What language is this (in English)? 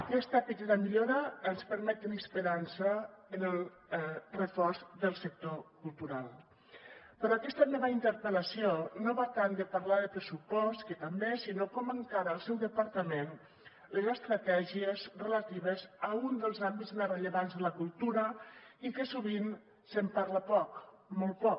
Catalan